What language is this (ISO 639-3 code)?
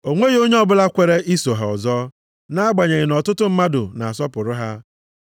ibo